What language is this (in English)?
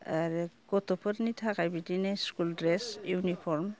Bodo